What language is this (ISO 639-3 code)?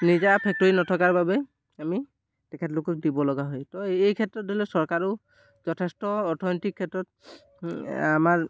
asm